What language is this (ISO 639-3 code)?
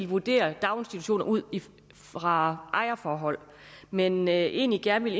dan